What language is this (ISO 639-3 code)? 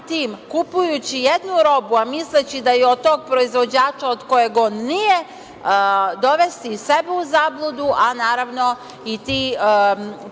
srp